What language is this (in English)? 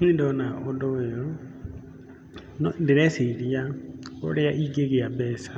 Kikuyu